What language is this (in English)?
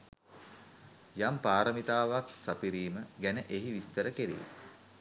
Sinhala